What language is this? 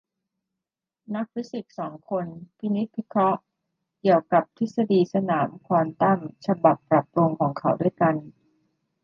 Thai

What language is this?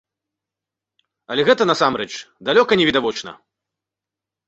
Belarusian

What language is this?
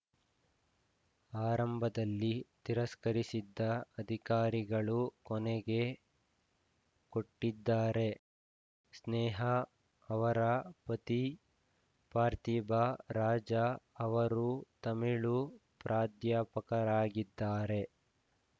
Kannada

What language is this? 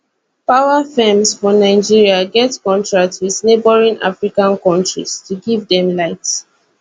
Nigerian Pidgin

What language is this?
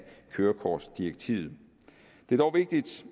Danish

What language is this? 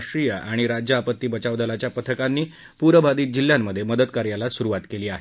Marathi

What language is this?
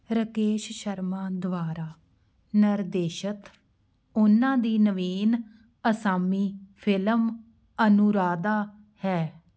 Punjabi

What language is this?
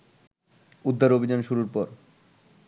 Bangla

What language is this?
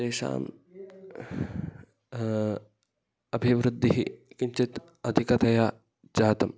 Sanskrit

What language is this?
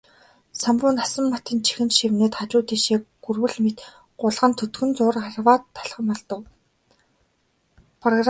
Mongolian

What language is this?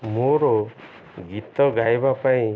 Odia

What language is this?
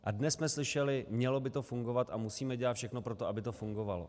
Czech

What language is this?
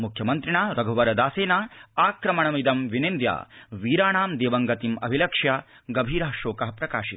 Sanskrit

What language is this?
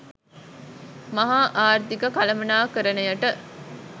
Sinhala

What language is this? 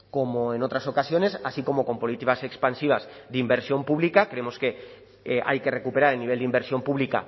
Spanish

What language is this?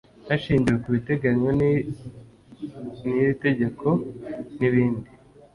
Kinyarwanda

